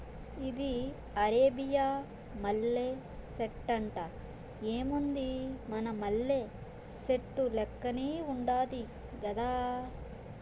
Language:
Telugu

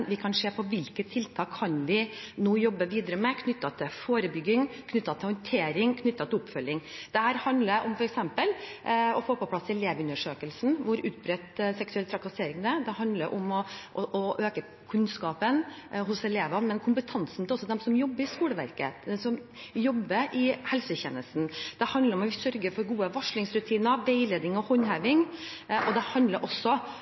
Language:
Norwegian Bokmål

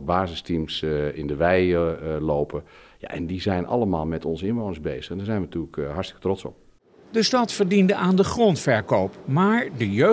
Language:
Dutch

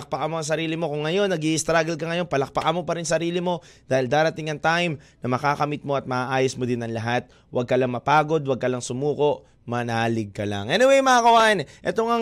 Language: Filipino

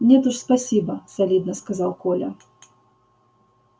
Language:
Russian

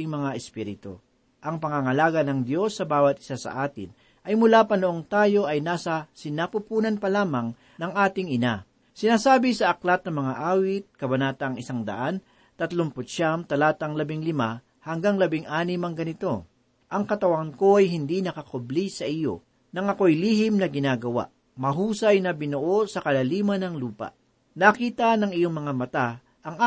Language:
Filipino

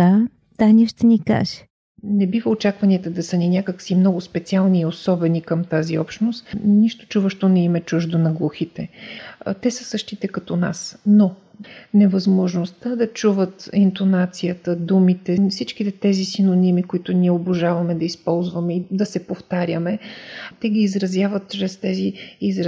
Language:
Bulgarian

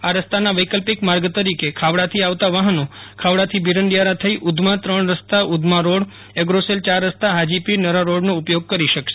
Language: Gujarati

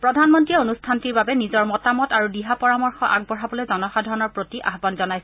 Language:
Assamese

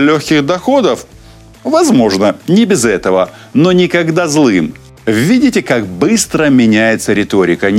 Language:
Russian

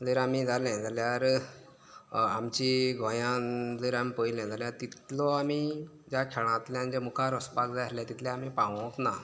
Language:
Konkani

